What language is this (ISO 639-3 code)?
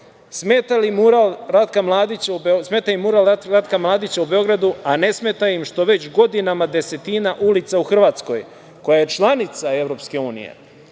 srp